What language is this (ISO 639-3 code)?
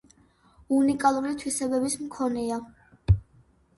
kat